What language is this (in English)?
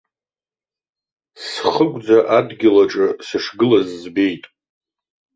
Abkhazian